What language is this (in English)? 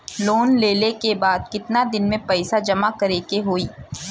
Bhojpuri